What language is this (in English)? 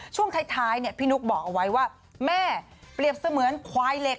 Thai